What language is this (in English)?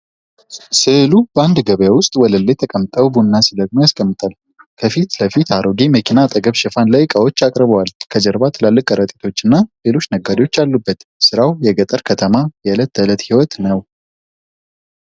Amharic